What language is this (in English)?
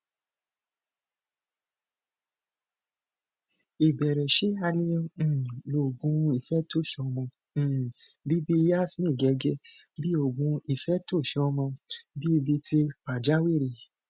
Yoruba